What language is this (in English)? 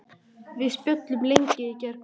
Icelandic